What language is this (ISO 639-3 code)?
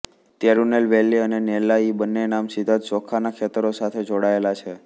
guj